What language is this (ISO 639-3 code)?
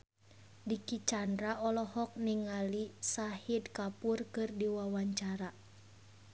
sun